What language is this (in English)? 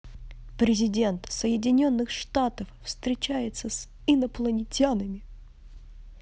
Russian